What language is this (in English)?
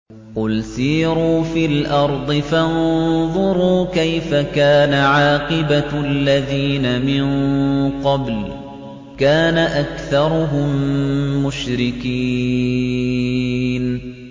Arabic